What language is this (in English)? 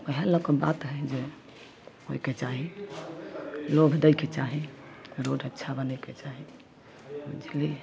Maithili